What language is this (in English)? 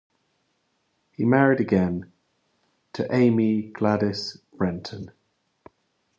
English